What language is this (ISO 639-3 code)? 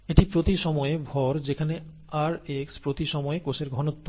ben